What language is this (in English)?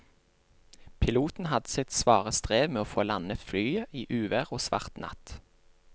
Norwegian